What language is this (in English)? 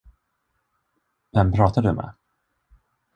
Swedish